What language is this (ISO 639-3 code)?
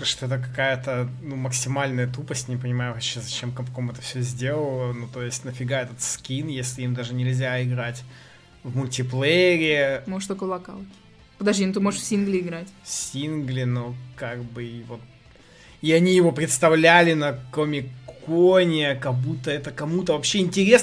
rus